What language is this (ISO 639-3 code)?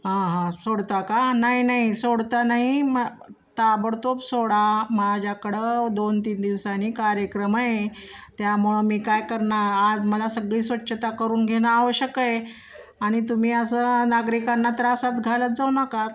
mar